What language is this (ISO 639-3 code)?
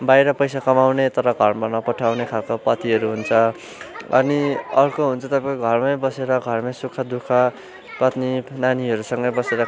nep